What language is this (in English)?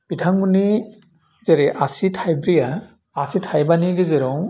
Bodo